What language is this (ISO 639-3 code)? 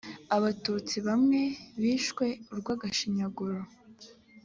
kin